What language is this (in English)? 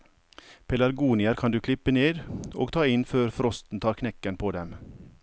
Norwegian